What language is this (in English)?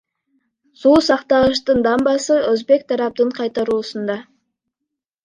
Kyrgyz